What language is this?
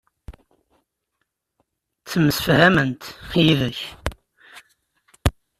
Kabyle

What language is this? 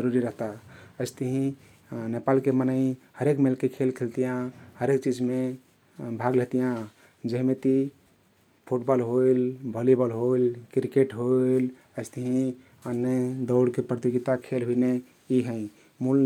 Kathoriya Tharu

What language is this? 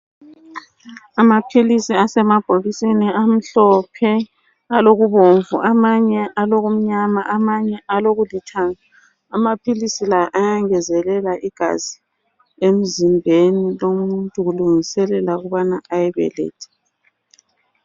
North Ndebele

